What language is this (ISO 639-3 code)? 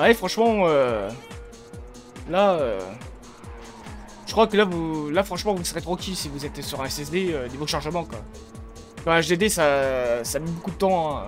fra